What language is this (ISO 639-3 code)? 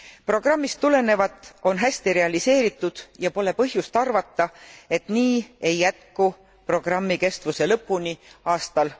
est